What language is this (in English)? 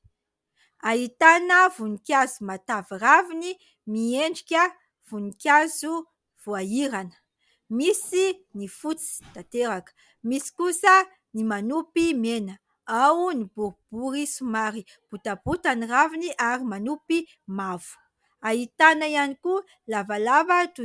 Malagasy